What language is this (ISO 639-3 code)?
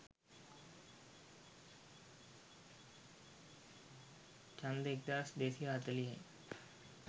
sin